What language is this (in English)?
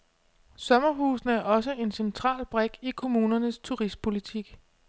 Danish